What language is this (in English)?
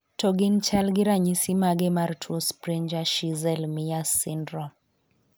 Luo (Kenya and Tanzania)